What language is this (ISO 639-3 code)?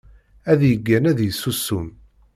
kab